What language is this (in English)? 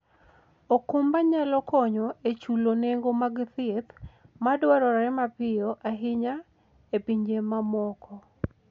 Luo (Kenya and Tanzania)